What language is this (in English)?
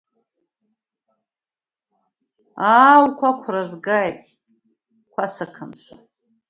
Abkhazian